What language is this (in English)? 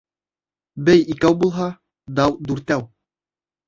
Bashkir